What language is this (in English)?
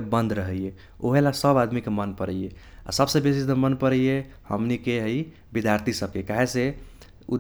Kochila Tharu